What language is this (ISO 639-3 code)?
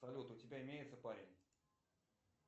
rus